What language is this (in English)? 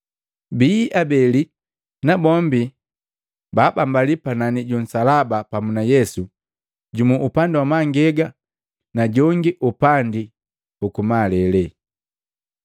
Matengo